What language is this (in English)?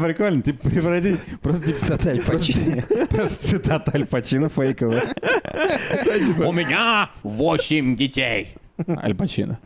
Russian